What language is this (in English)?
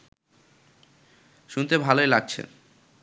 Bangla